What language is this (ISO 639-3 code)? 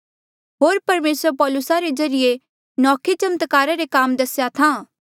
mjl